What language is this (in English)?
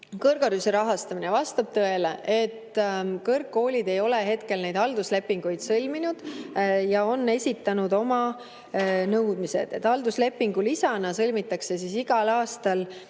Estonian